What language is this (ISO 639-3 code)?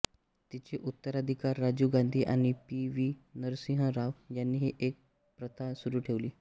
mar